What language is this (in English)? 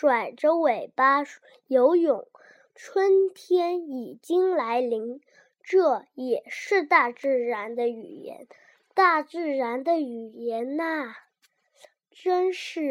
Chinese